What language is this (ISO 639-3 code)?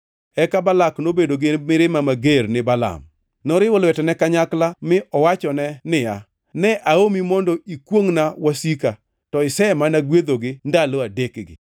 luo